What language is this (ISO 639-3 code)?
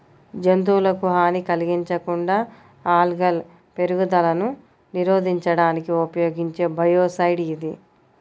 tel